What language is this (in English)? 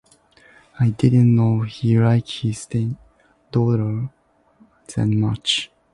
English